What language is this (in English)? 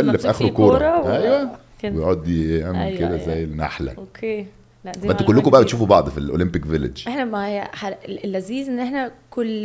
Arabic